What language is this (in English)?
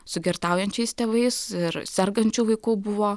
Lithuanian